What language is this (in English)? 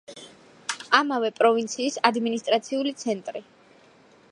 Georgian